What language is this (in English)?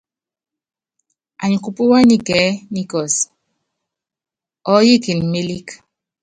Yangben